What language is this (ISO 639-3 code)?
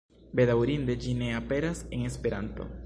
epo